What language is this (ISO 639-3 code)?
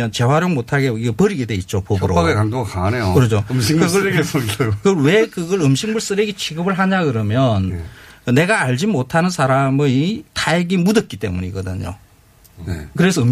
kor